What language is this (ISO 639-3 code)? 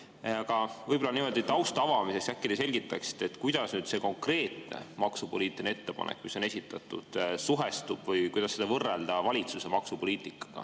est